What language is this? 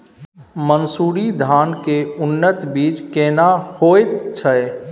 Maithili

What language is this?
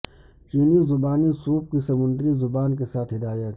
Urdu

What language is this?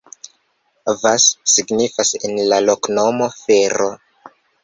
Esperanto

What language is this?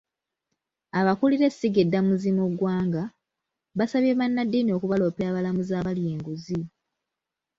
Ganda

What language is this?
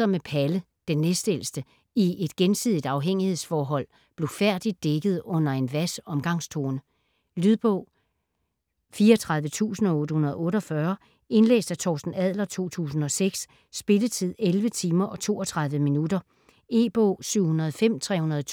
Danish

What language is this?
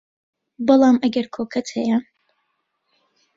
Central Kurdish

